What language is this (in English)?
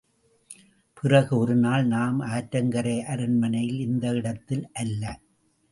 Tamil